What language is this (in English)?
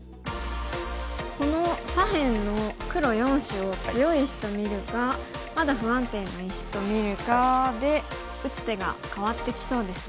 Japanese